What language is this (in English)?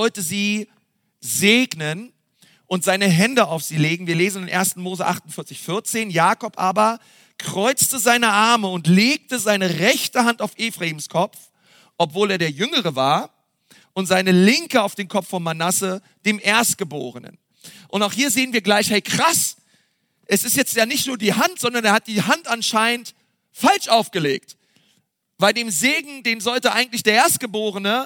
German